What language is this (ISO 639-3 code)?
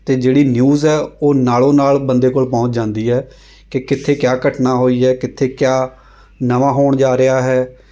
pan